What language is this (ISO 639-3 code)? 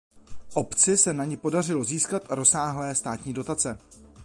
ces